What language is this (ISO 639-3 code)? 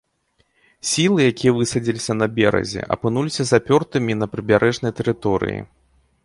bel